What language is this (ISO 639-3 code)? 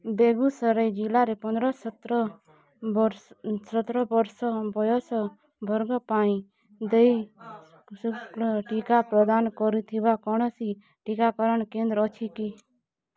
ori